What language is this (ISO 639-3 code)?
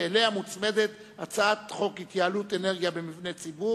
heb